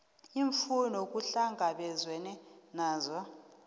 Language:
South Ndebele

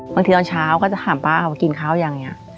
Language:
Thai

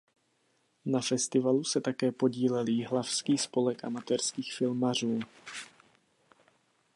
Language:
Czech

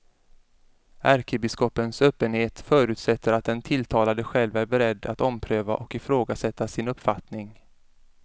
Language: Swedish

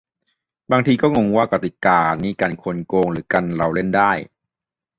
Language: Thai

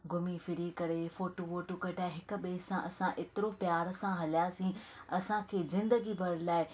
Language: Sindhi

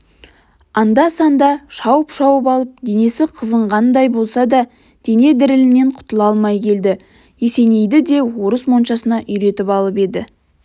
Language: Kazakh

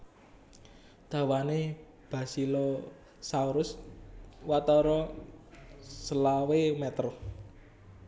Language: Javanese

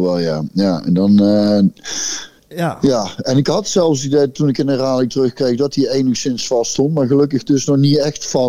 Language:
Dutch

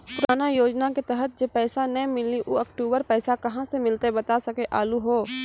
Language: Maithili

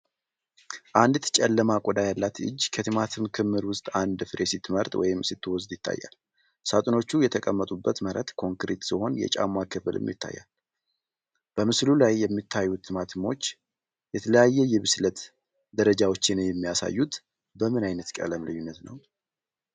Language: Amharic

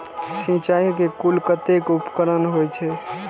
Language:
Maithili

